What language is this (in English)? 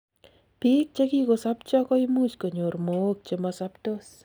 Kalenjin